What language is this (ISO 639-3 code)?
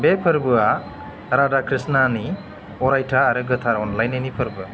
brx